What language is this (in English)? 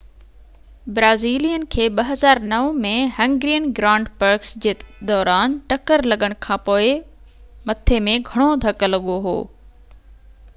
Sindhi